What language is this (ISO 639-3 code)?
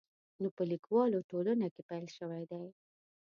pus